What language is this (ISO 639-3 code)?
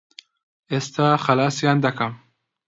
ckb